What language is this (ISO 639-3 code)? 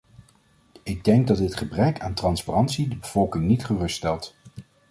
nld